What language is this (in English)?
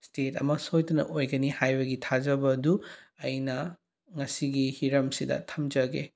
Manipuri